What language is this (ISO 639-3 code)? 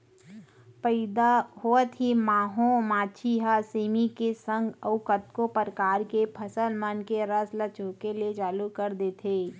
hne